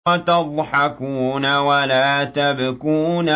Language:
Arabic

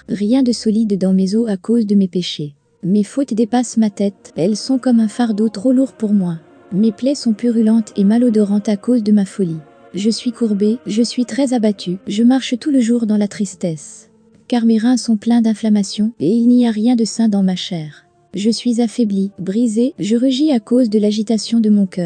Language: French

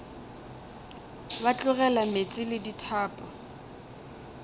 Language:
Northern Sotho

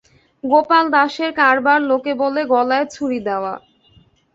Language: Bangla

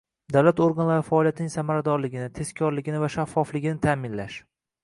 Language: Uzbek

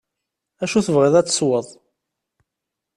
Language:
Kabyle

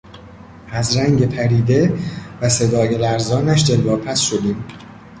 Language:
Persian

